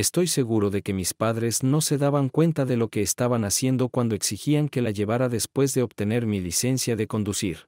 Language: Spanish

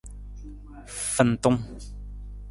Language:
Nawdm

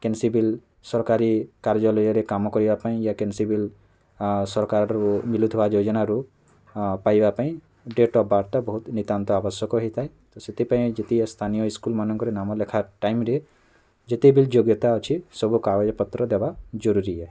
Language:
Odia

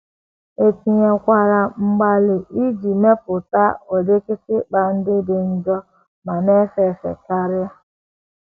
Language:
Igbo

